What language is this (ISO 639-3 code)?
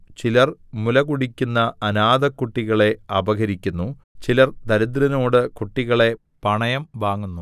mal